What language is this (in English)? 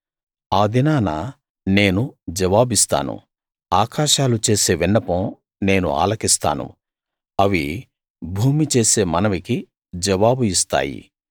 Telugu